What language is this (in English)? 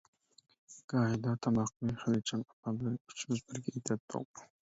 Uyghur